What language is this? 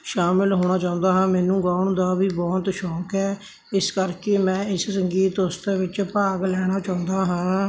Punjabi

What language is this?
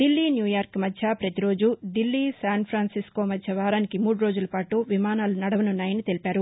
Telugu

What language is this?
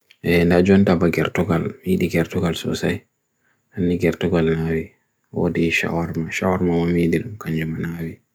Bagirmi Fulfulde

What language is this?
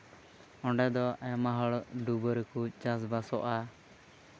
Santali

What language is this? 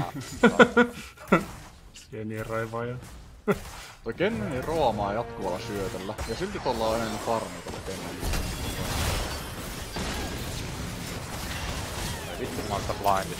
Finnish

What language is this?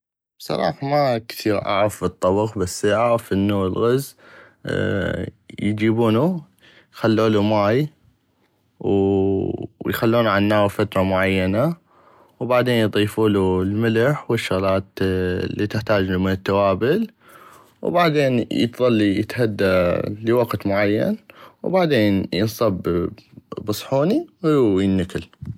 North Mesopotamian Arabic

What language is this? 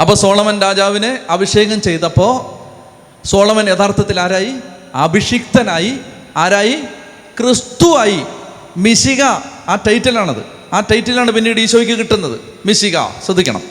Malayalam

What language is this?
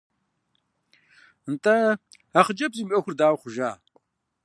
Kabardian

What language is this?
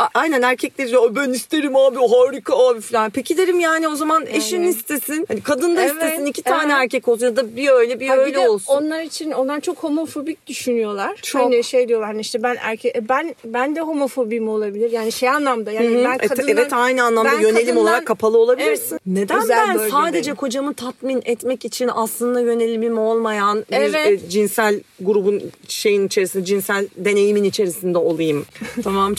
Turkish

